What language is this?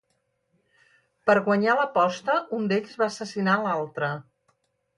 Catalan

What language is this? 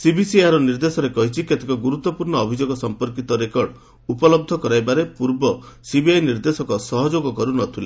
Odia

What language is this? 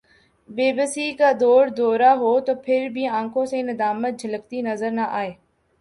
Urdu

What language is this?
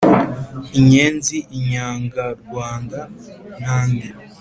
Kinyarwanda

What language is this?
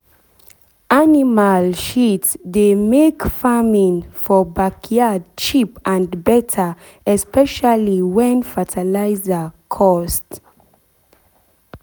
Nigerian Pidgin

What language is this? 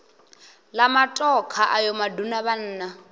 Venda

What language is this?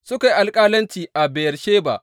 Hausa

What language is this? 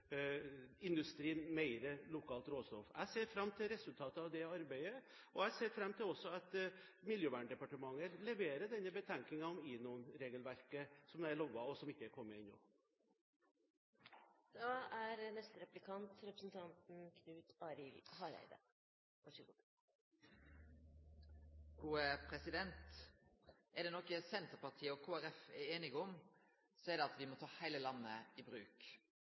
Norwegian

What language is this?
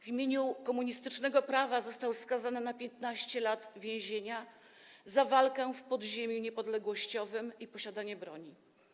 Polish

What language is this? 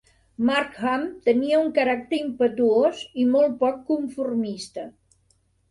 Catalan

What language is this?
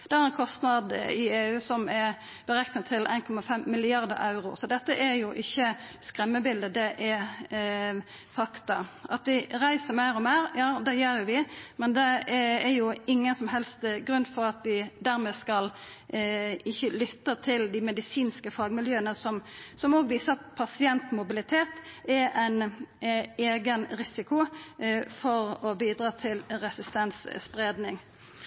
Norwegian Nynorsk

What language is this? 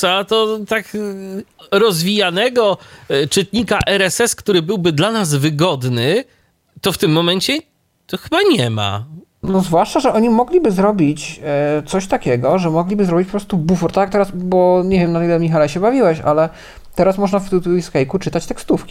Polish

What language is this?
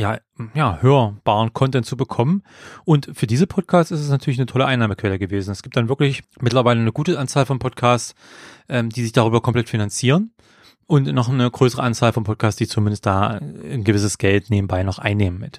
German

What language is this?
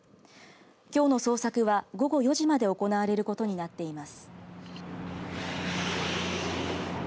Japanese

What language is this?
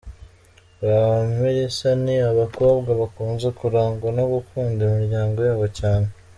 Kinyarwanda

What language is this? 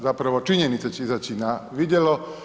Croatian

